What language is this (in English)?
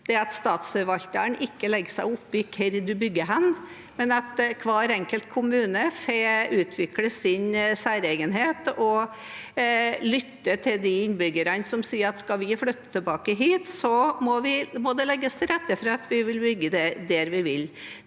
Norwegian